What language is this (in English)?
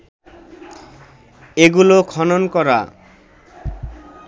Bangla